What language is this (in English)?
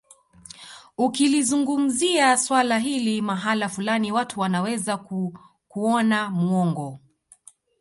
Swahili